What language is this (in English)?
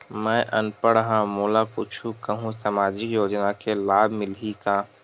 Chhattisgarhi